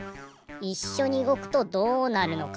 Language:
Japanese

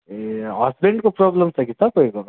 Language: Nepali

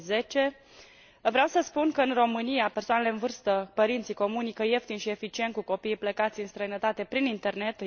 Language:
Romanian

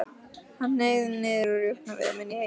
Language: Icelandic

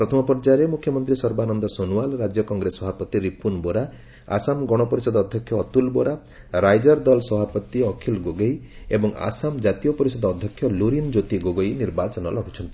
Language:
Odia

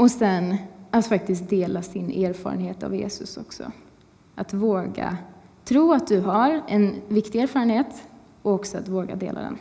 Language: Swedish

